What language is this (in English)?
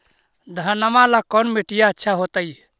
Magahi